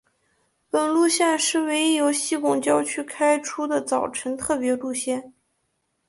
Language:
Chinese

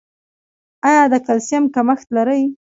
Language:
Pashto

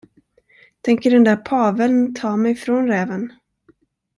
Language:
Swedish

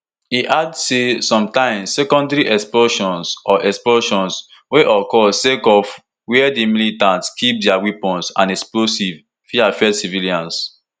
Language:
Nigerian Pidgin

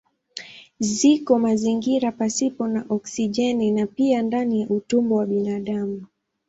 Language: Swahili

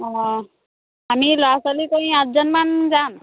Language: Assamese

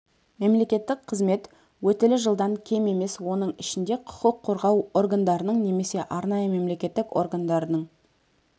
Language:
Kazakh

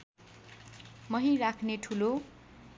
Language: Nepali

